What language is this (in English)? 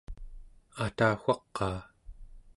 Central Yupik